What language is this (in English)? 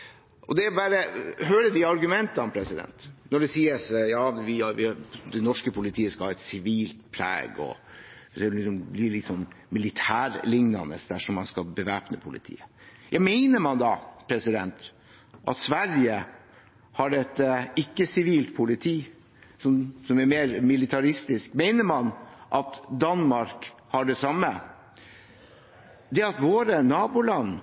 Norwegian Bokmål